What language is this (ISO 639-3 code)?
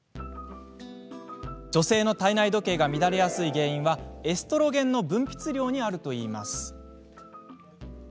jpn